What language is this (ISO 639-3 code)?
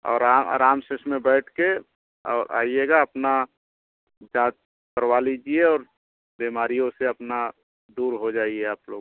hin